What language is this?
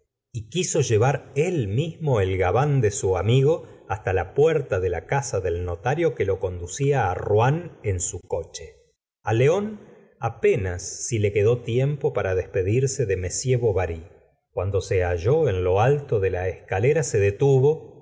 Spanish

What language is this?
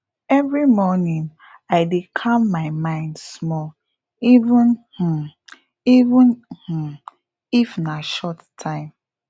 Nigerian Pidgin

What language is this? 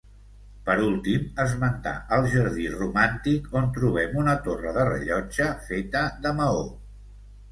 Catalan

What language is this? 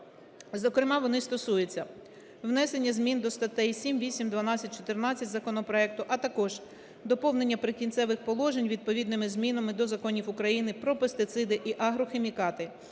Ukrainian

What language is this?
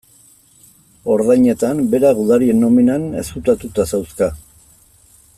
Basque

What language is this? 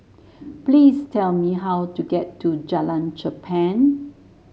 English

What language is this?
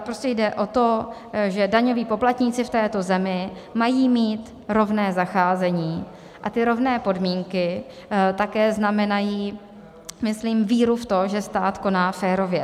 Czech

